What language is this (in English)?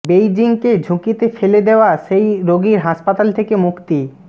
Bangla